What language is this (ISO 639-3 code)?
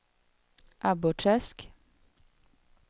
swe